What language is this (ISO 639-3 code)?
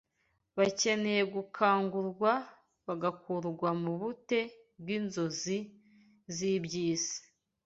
kin